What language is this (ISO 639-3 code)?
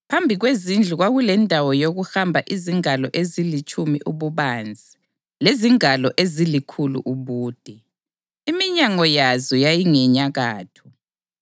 nde